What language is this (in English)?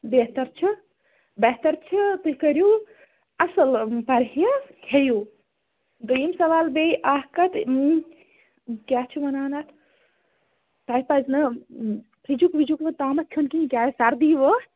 Kashmiri